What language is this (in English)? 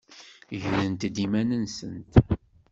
Kabyle